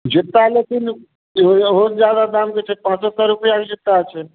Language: Maithili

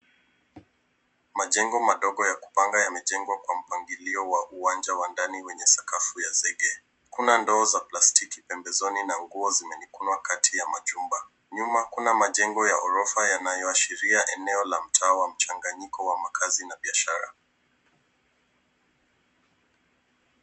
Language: Swahili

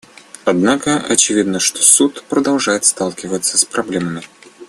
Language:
Russian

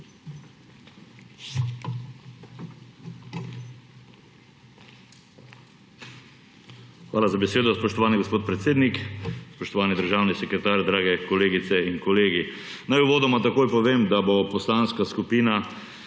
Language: Slovenian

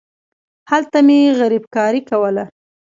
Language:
Pashto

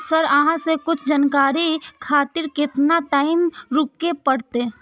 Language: Maithili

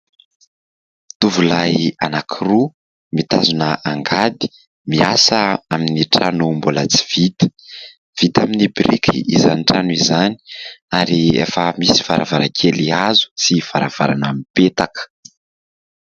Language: Malagasy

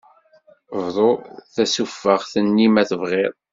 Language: Kabyle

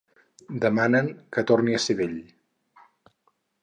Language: Catalan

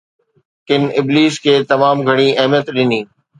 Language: Sindhi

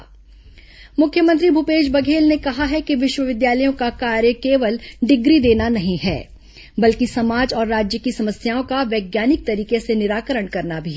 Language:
Hindi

